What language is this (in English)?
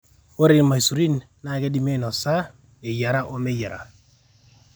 Masai